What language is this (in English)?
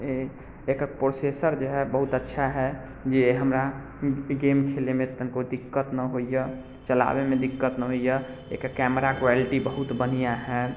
Maithili